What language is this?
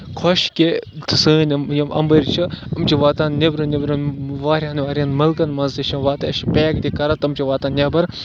Kashmiri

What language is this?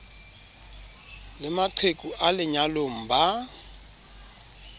Southern Sotho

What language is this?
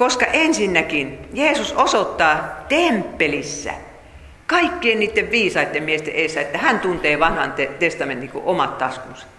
Finnish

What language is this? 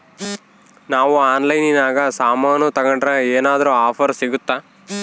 Kannada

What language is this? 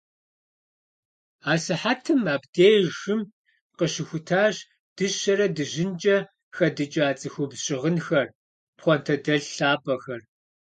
Kabardian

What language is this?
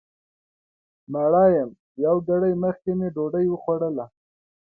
Pashto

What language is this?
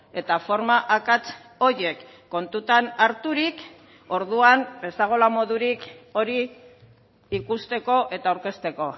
Basque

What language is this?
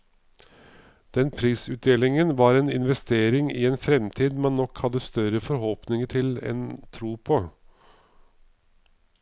Norwegian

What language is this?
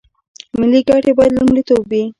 Pashto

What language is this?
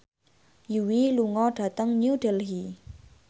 Javanese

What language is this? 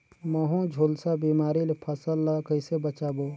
Chhattisgarhi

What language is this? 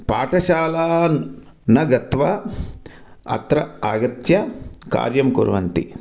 Sanskrit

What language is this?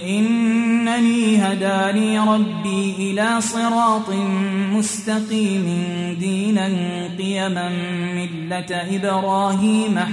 Arabic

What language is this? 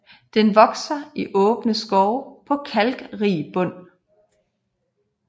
Danish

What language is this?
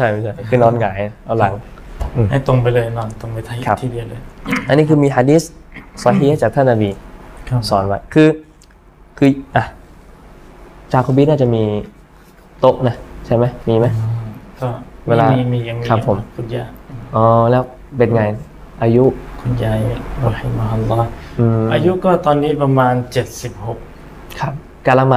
Thai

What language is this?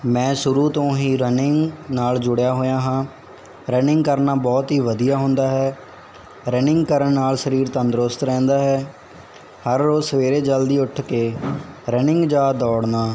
Punjabi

